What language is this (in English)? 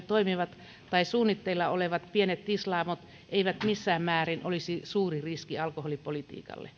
Finnish